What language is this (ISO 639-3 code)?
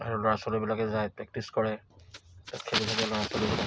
asm